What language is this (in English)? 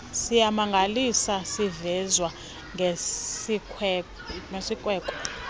Xhosa